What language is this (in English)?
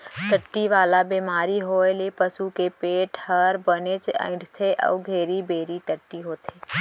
Chhattisgarhi